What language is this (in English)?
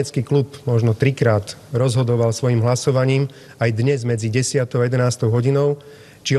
Slovak